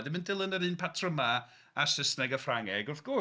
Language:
Welsh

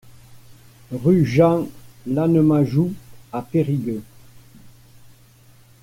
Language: French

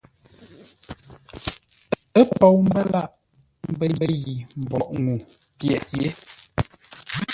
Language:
Ngombale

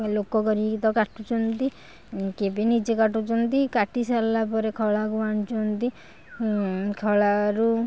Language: Odia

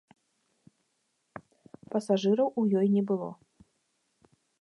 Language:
Belarusian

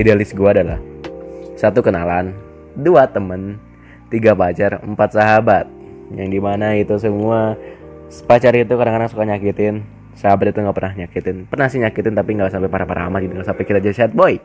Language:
Indonesian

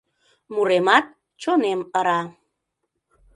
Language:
Mari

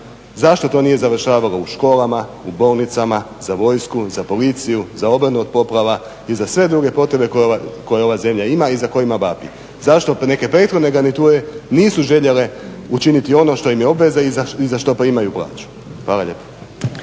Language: Croatian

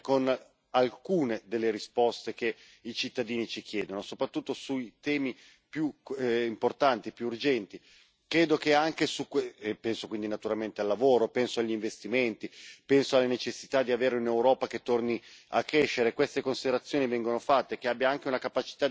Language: Italian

